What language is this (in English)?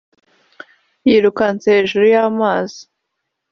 Kinyarwanda